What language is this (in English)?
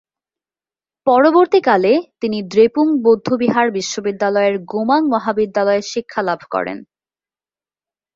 Bangla